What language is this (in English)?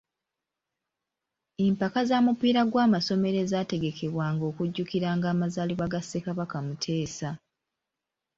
Ganda